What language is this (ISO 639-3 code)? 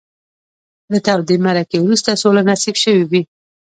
pus